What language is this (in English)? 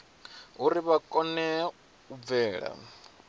Venda